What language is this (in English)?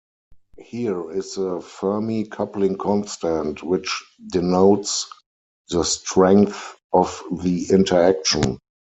English